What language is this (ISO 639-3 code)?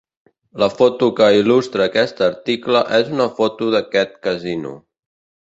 cat